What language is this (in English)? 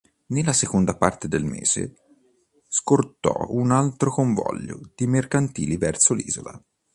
Italian